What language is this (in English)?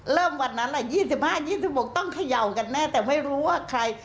Thai